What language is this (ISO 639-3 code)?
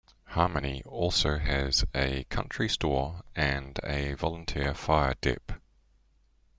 eng